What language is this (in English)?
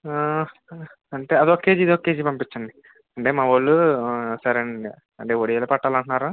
Telugu